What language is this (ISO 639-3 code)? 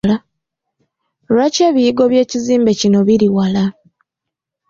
lug